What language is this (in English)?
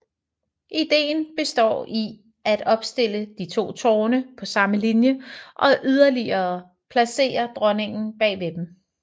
Danish